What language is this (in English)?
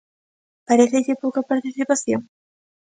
Galician